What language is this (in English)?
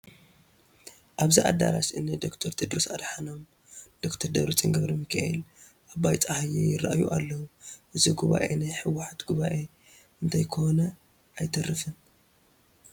Tigrinya